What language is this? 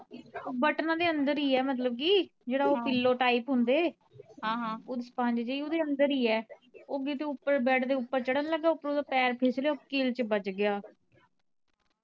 Punjabi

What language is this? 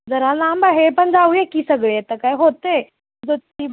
Marathi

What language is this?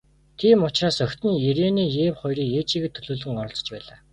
Mongolian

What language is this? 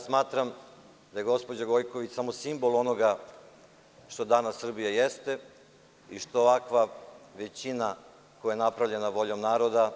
Serbian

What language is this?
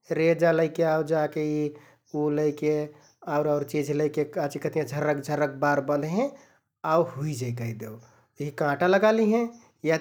Kathoriya Tharu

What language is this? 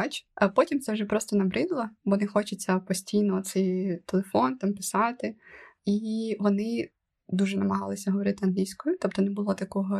Ukrainian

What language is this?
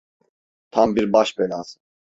Turkish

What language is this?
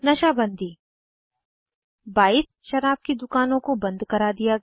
Hindi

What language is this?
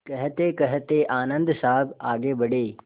Hindi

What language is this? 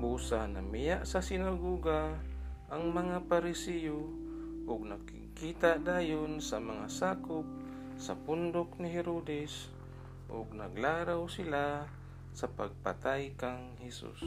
Filipino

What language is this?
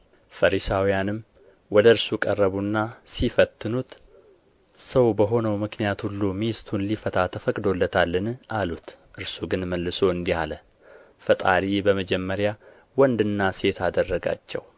Amharic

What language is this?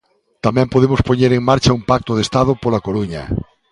Galician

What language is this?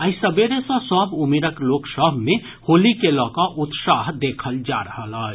Maithili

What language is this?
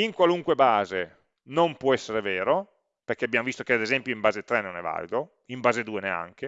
Italian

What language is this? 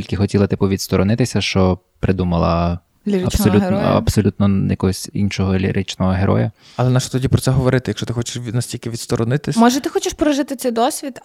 Ukrainian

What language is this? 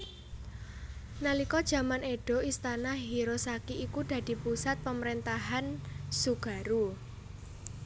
Javanese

